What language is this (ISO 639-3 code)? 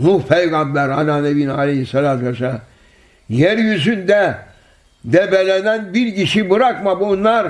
tur